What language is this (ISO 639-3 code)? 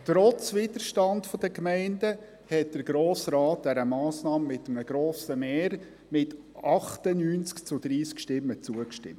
gsw